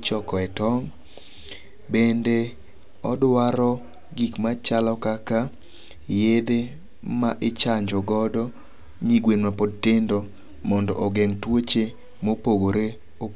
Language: Luo (Kenya and Tanzania)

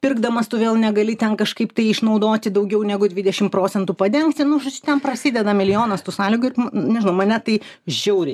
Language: Lithuanian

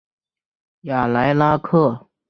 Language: Chinese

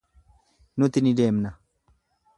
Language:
Oromo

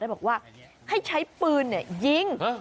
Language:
Thai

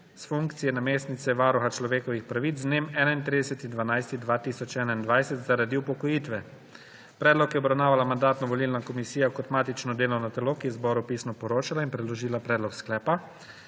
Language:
Slovenian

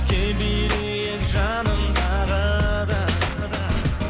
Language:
Kazakh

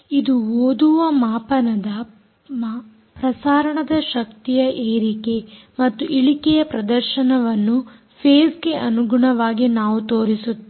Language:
Kannada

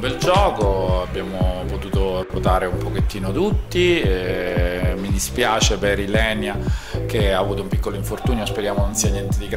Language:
Italian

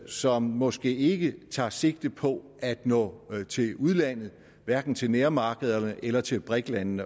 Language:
Danish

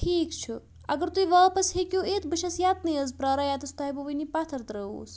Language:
Kashmiri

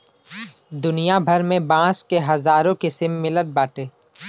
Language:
Bhojpuri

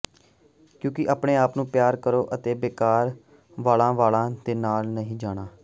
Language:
Punjabi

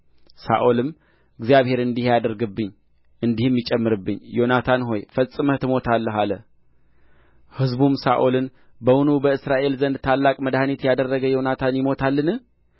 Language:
Amharic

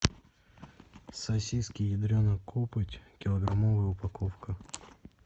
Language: Russian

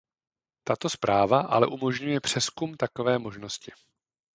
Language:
Czech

